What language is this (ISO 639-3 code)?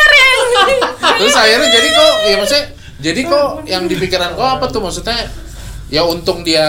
ind